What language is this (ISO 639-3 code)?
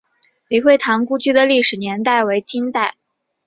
zho